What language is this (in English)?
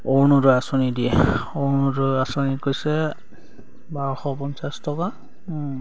Assamese